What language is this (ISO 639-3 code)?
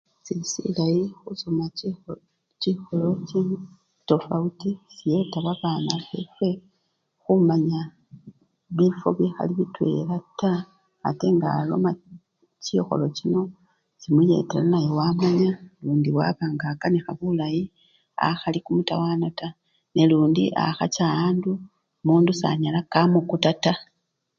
luy